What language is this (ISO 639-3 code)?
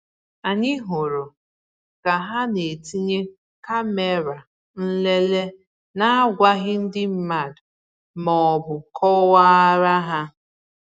ibo